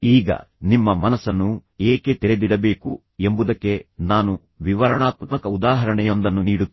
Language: Kannada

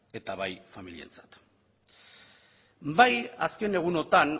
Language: Basque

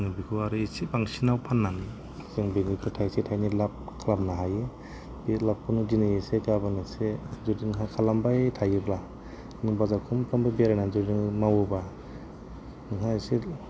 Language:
Bodo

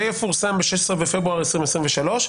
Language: Hebrew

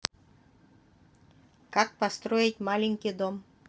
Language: Russian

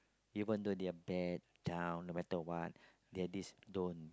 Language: English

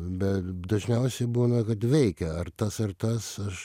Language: Lithuanian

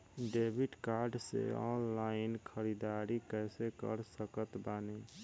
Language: Bhojpuri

